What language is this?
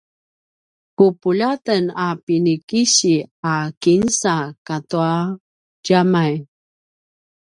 Paiwan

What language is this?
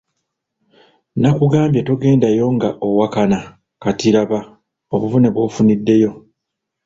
Ganda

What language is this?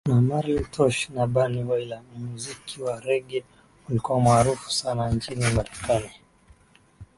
Swahili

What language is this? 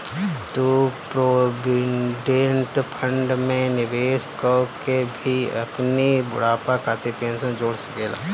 Bhojpuri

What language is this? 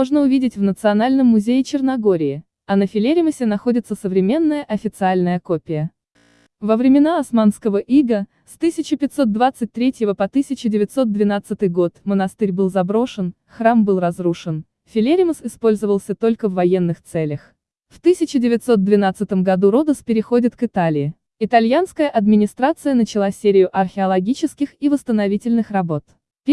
Russian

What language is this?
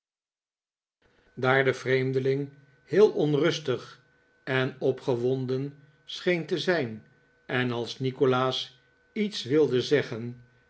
Dutch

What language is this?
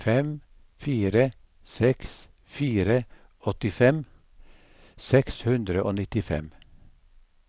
Norwegian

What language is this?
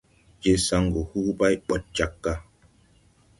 Tupuri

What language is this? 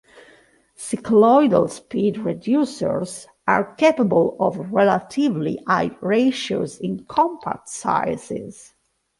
English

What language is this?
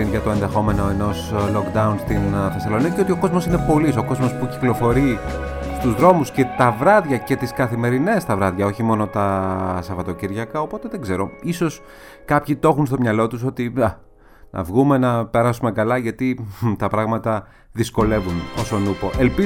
Greek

